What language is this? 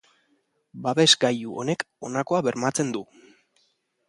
Basque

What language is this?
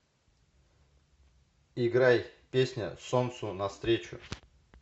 Russian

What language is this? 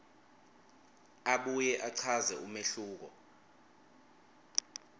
Swati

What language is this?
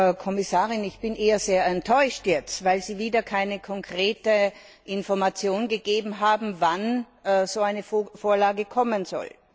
German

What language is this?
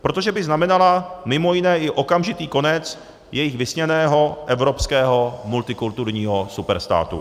Czech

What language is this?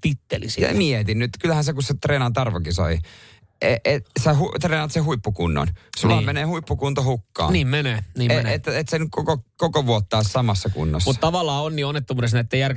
Finnish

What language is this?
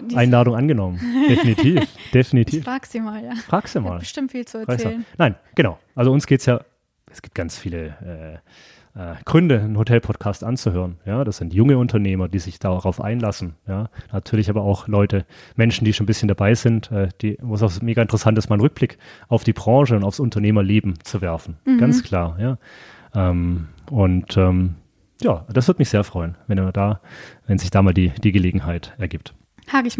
German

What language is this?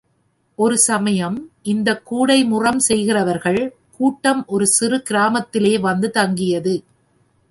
Tamil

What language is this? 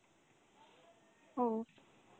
Bangla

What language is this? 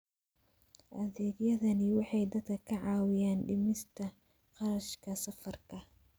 Somali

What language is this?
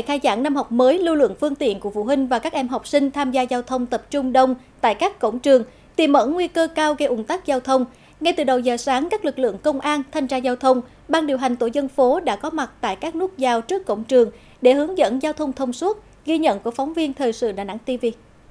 Vietnamese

